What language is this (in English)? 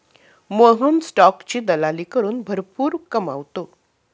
Marathi